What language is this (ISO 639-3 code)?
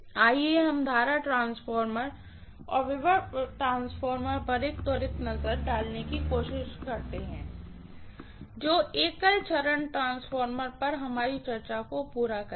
hin